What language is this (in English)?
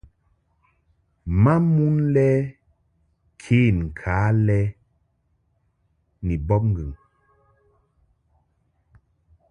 Mungaka